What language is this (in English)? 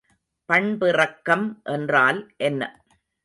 Tamil